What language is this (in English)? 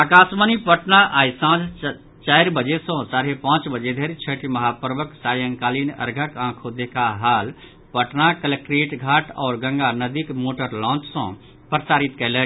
Maithili